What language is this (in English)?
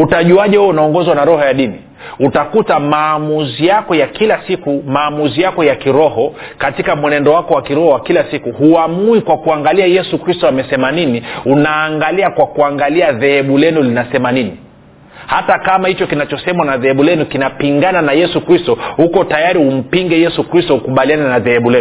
Swahili